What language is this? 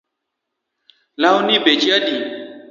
Luo (Kenya and Tanzania)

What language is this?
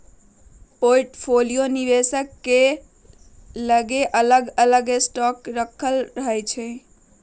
Magahi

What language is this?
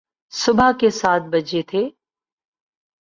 Urdu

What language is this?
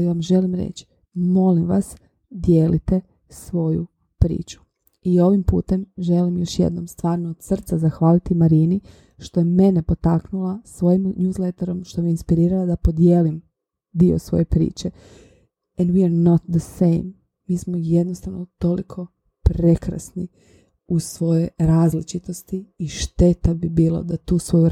Croatian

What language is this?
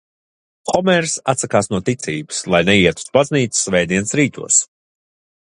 Latvian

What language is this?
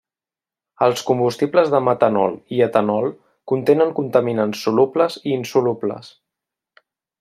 Catalan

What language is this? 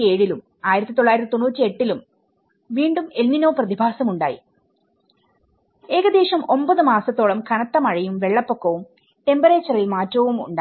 Malayalam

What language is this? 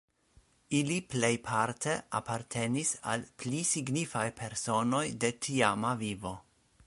Esperanto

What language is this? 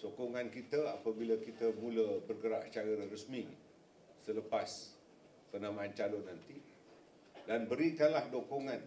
Malay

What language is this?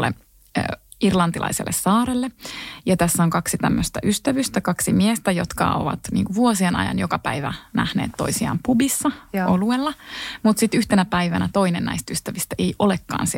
Finnish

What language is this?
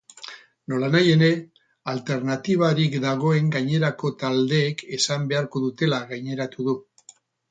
Basque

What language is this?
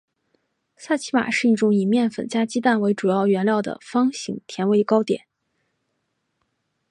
Chinese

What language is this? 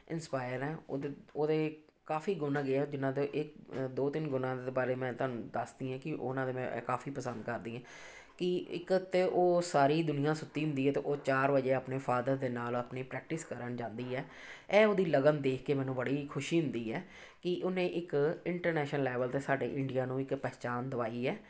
Punjabi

